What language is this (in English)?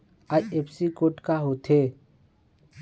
Chhattisgarhi